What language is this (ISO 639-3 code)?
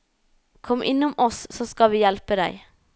nor